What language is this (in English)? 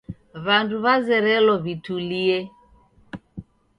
Taita